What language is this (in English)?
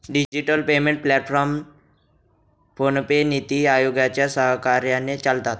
Marathi